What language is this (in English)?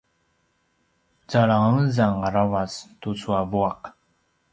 Paiwan